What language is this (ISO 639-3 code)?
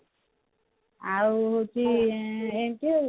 ori